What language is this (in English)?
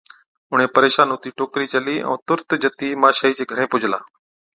Od